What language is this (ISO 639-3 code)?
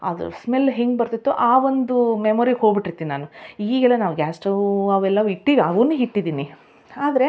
kan